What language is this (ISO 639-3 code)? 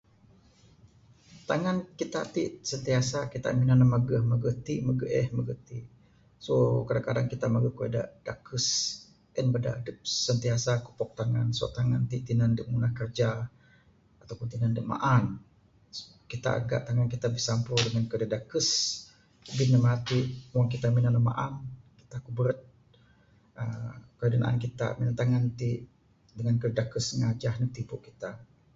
sdo